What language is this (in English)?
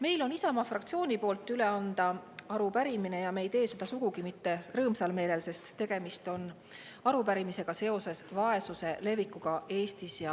Estonian